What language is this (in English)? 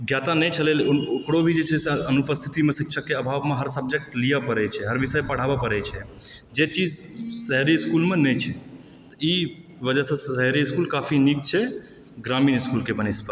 Maithili